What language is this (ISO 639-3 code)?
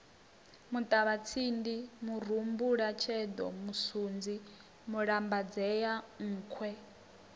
ven